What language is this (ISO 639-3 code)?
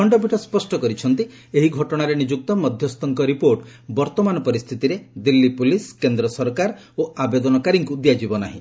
ori